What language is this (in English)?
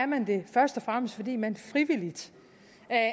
Danish